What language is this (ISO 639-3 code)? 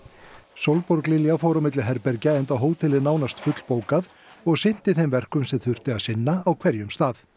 isl